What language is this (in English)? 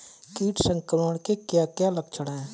Hindi